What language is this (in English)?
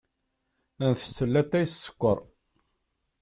Kabyle